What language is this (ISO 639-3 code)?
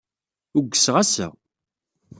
kab